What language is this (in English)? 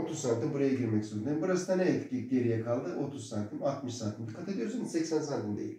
Turkish